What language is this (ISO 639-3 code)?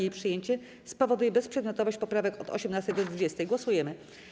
pol